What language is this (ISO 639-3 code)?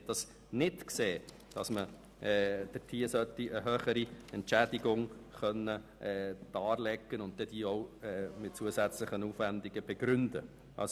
gsw